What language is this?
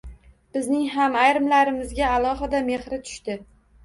Uzbek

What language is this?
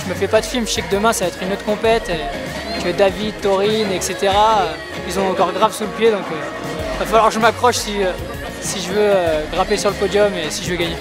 French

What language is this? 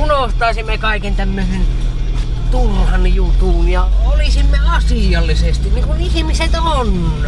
Finnish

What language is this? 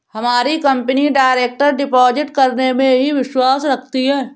Hindi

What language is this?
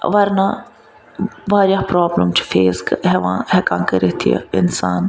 Kashmiri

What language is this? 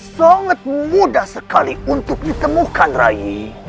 Indonesian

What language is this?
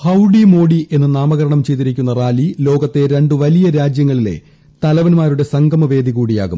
Malayalam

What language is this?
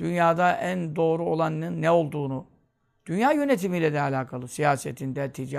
Turkish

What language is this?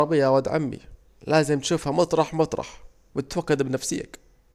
Saidi Arabic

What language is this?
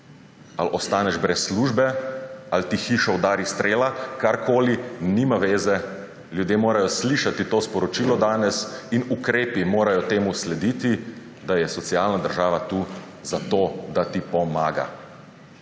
Slovenian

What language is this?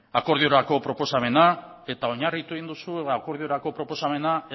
Basque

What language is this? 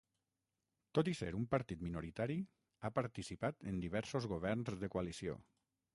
Catalan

